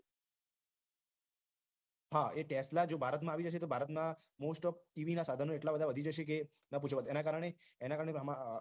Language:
Gujarati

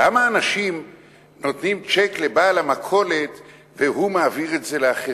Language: Hebrew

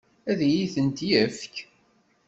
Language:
Kabyle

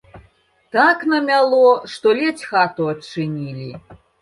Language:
Belarusian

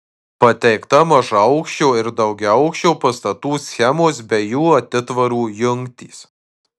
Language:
Lithuanian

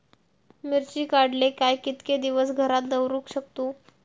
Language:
Marathi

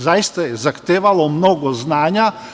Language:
Serbian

